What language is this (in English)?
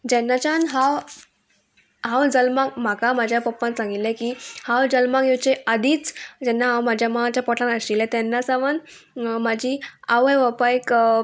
Konkani